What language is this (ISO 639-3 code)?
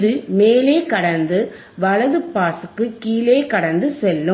tam